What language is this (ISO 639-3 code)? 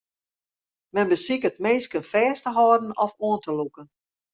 fry